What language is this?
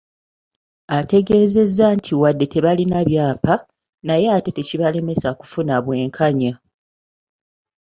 Ganda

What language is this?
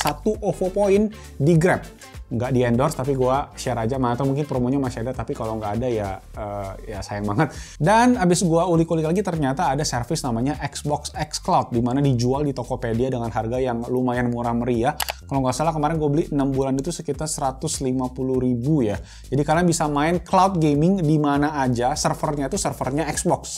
Indonesian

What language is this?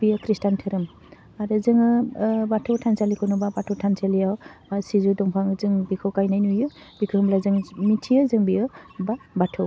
Bodo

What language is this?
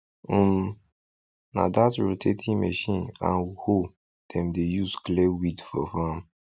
Nigerian Pidgin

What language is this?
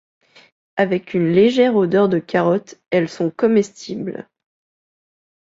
French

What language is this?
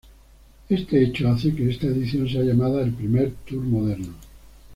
Spanish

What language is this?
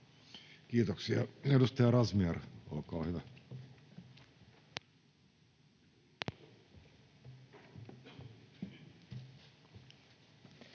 Finnish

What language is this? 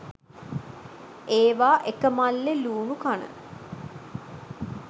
Sinhala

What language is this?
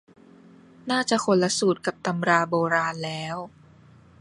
Thai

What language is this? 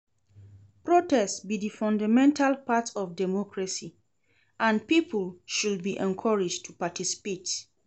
Nigerian Pidgin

